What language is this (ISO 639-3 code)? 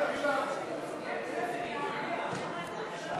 heb